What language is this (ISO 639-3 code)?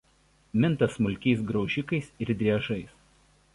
lit